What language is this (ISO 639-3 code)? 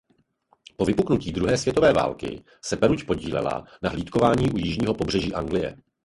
ces